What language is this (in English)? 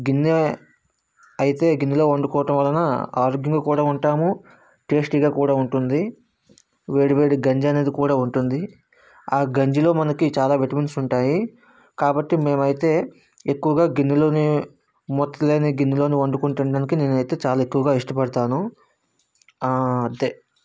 Telugu